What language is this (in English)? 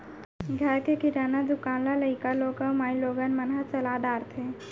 Chhattisgarhi